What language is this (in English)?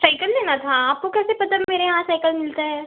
Hindi